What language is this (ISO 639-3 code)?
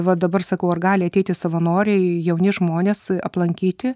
lit